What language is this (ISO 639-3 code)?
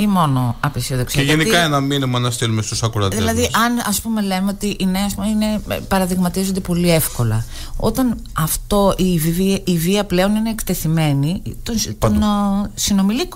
ell